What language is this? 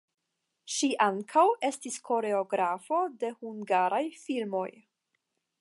Esperanto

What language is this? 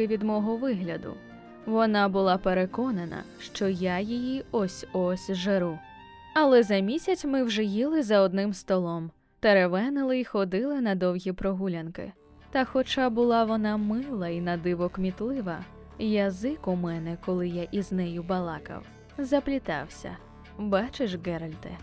Ukrainian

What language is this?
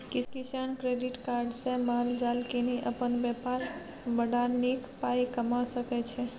Maithili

